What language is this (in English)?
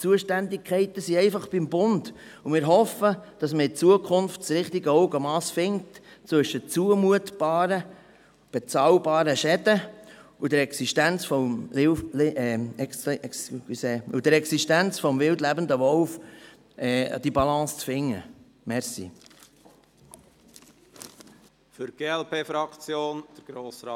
Swiss German